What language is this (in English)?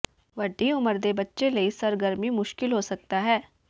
Punjabi